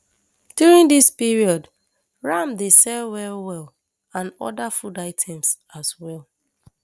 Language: Nigerian Pidgin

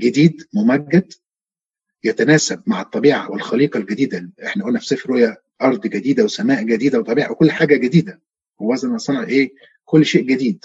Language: Arabic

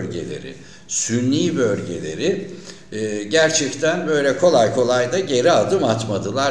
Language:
Turkish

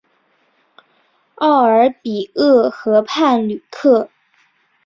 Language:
Chinese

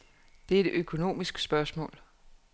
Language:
Danish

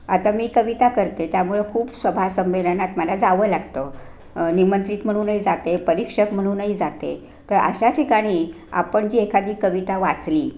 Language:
Marathi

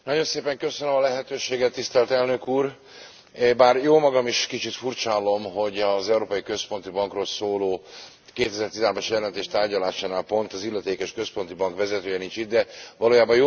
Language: Hungarian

